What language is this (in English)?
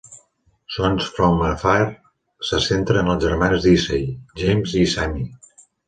Catalan